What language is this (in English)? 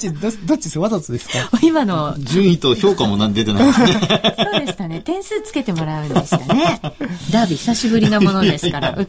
Japanese